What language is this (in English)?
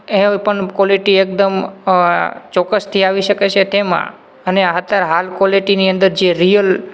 Gujarati